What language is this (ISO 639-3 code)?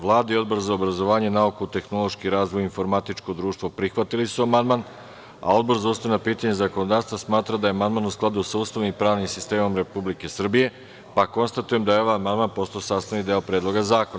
srp